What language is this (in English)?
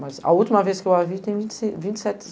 Portuguese